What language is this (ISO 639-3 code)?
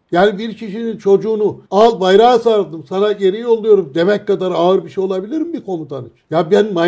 tur